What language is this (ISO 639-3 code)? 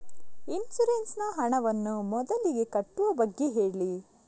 kan